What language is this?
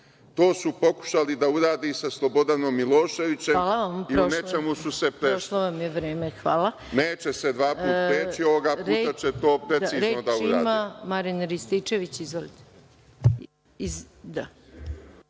Serbian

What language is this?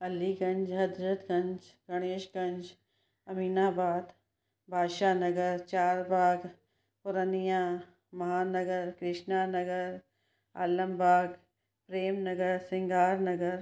Sindhi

